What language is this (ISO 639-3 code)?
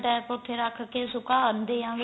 pan